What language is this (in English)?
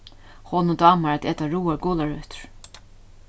Faroese